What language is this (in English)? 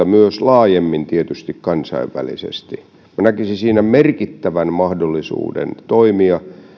Finnish